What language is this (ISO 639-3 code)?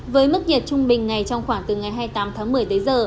vie